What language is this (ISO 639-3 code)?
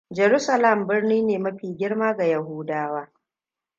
hau